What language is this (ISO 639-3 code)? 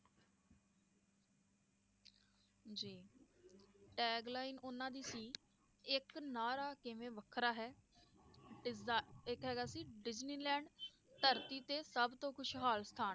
pan